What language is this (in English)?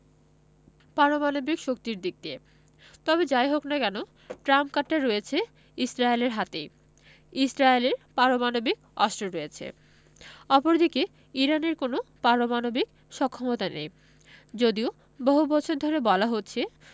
Bangla